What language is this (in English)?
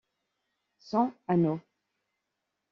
French